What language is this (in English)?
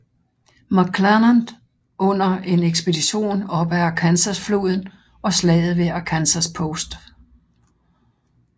Danish